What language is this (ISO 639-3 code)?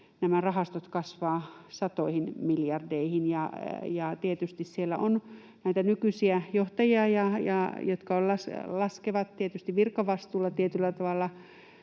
fin